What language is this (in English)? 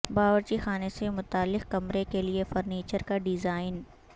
Urdu